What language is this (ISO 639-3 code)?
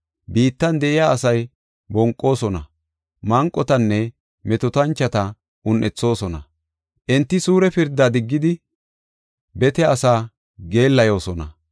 gof